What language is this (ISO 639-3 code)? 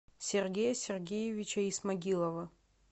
rus